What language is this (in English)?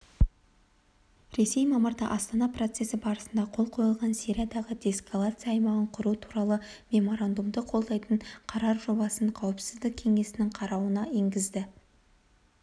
Kazakh